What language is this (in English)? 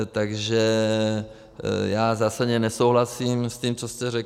Czech